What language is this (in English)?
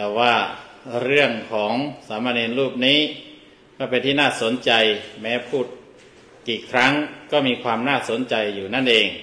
Thai